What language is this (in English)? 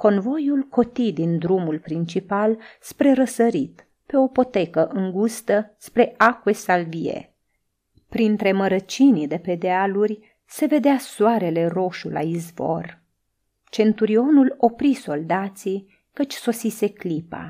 Romanian